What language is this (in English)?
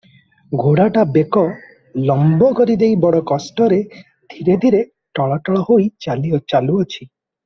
Odia